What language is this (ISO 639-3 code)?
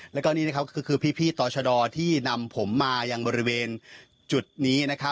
tha